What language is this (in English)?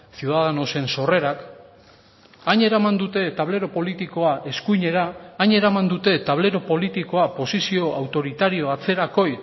Basque